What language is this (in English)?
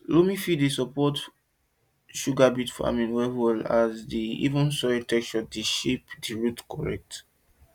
Nigerian Pidgin